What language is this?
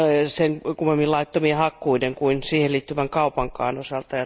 Finnish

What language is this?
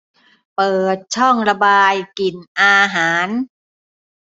Thai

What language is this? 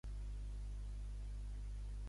Catalan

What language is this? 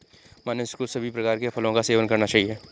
Hindi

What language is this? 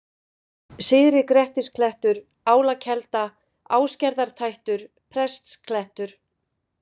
Icelandic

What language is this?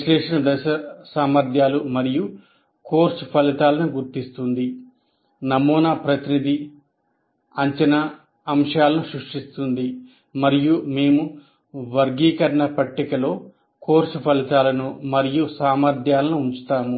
Telugu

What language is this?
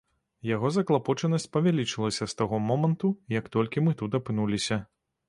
Belarusian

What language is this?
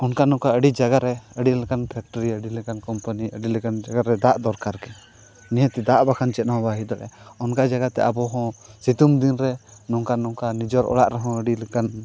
Santali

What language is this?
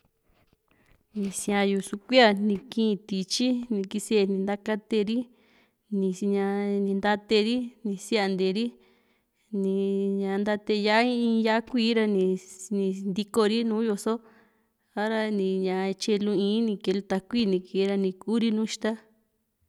Juxtlahuaca Mixtec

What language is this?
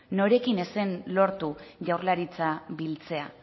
Basque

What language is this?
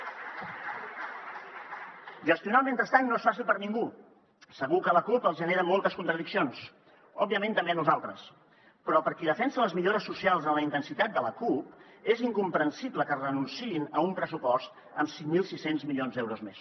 Catalan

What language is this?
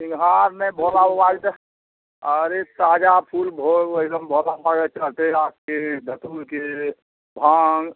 Maithili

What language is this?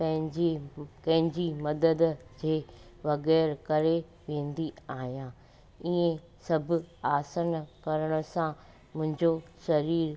Sindhi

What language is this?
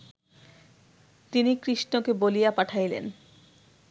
Bangla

